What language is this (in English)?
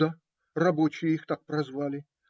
Russian